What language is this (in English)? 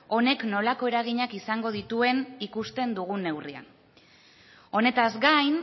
Basque